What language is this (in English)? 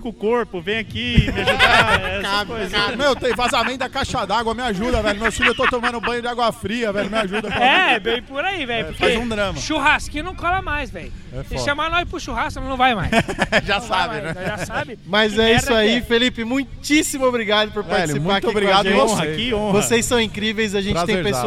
Portuguese